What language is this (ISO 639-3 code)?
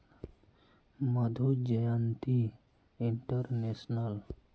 mag